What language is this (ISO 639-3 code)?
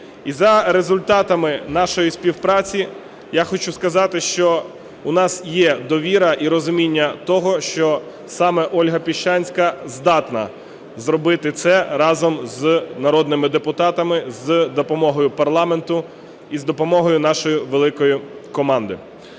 ukr